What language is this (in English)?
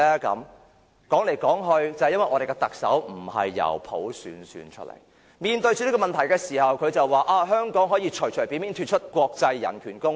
Cantonese